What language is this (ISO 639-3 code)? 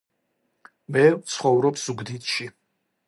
kat